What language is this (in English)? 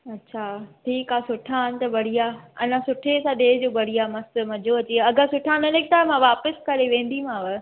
Sindhi